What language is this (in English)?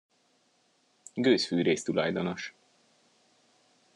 Hungarian